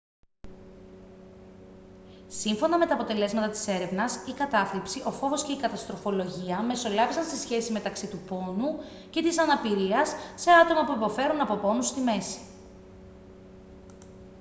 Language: Greek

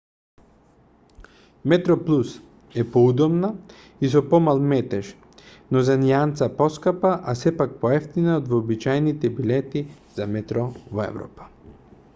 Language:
Macedonian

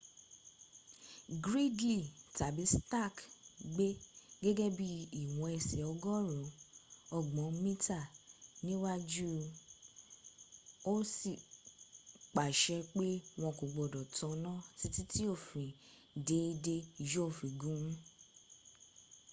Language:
Yoruba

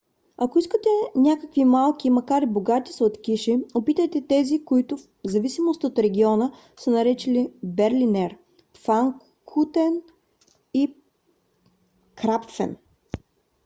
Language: Bulgarian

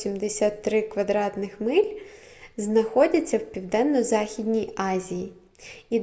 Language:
Ukrainian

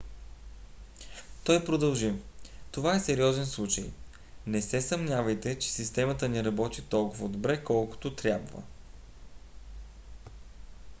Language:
Bulgarian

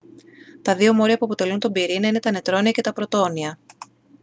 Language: Greek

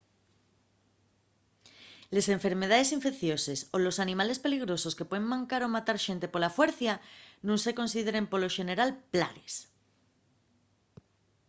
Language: Asturian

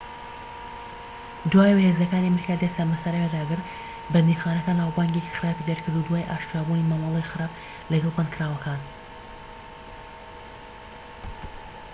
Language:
Central Kurdish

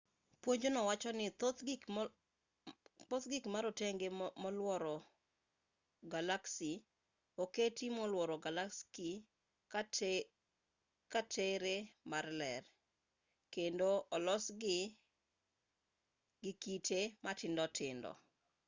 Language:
Luo (Kenya and Tanzania)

